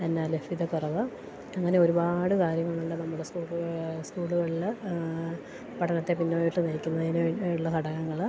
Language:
Malayalam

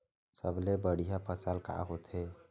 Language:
Chhattisgarhi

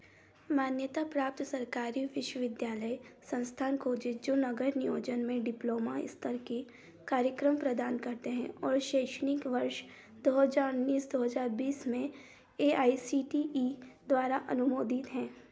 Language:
Hindi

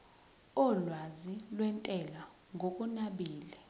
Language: Zulu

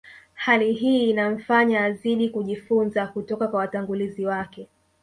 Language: Swahili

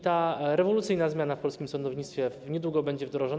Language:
Polish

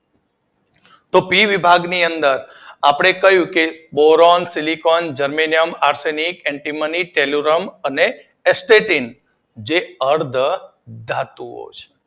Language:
Gujarati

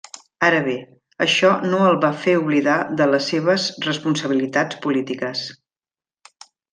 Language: Catalan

